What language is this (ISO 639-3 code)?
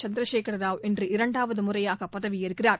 tam